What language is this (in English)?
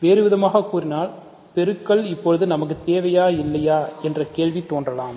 Tamil